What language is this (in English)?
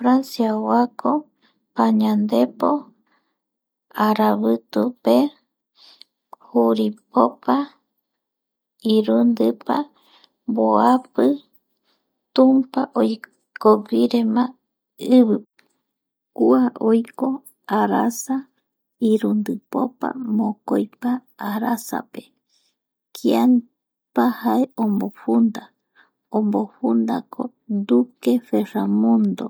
Eastern Bolivian Guaraní